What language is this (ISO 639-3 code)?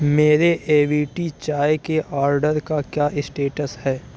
urd